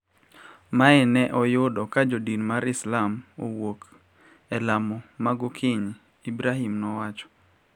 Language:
Luo (Kenya and Tanzania)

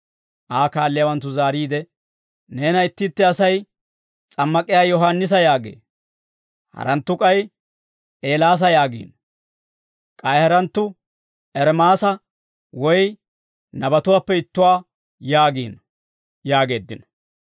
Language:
Dawro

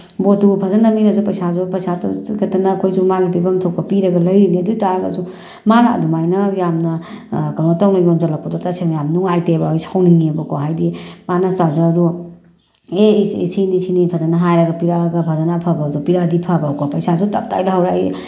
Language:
Manipuri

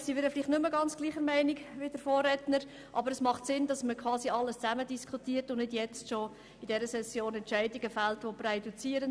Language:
Swiss German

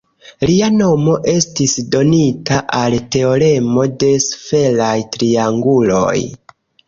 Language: Esperanto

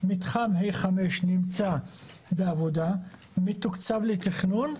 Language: Hebrew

